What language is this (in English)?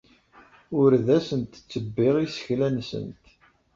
Kabyle